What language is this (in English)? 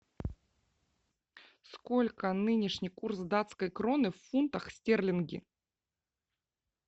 Russian